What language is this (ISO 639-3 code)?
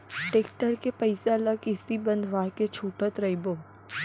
hne